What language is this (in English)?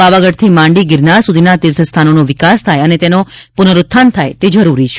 Gujarati